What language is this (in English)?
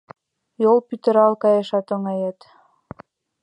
Mari